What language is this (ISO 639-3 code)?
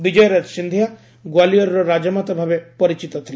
ori